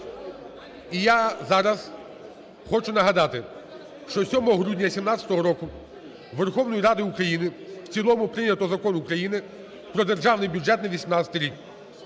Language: Ukrainian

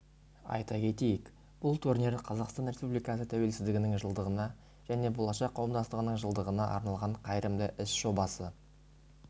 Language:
Kazakh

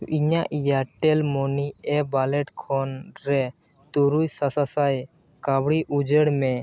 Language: Santali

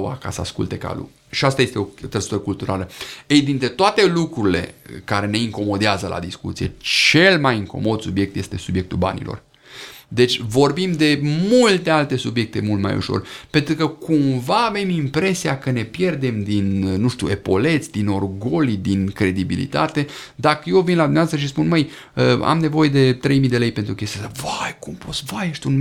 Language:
Romanian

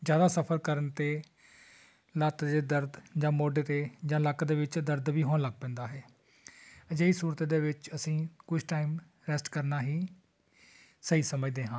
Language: Punjabi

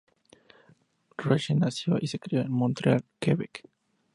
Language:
Spanish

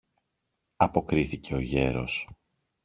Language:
Greek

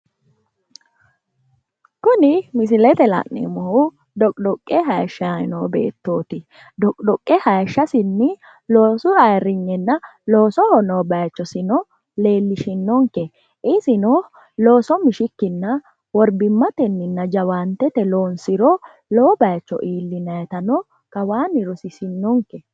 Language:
Sidamo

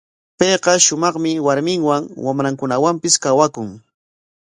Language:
Corongo Ancash Quechua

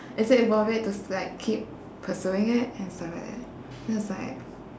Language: English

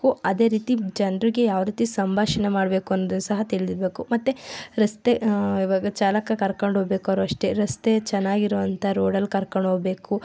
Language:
Kannada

